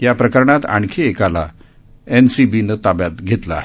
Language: Marathi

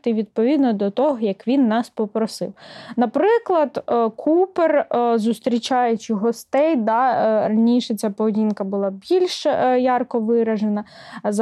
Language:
Ukrainian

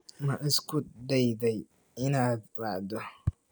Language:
Somali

